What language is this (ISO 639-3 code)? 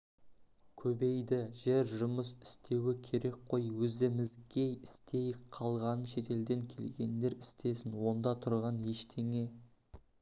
kaz